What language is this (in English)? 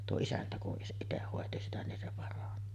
Finnish